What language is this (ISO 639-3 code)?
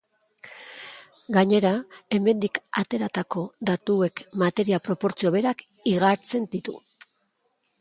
eus